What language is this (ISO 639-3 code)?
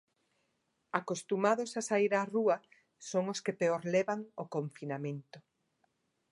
glg